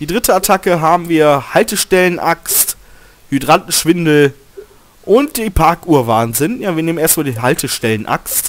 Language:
German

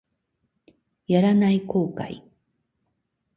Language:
Japanese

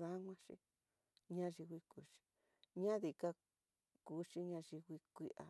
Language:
Tidaá Mixtec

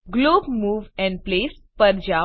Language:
Gujarati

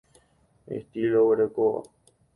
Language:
Guarani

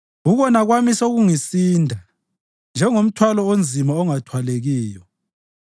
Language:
North Ndebele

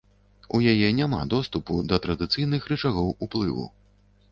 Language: Belarusian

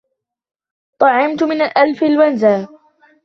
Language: Arabic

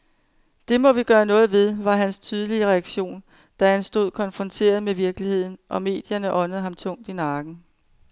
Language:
Danish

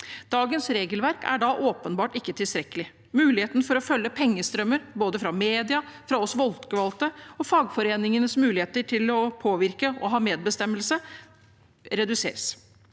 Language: Norwegian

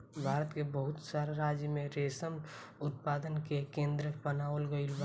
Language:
Bhojpuri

